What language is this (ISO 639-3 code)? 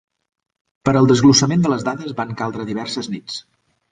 cat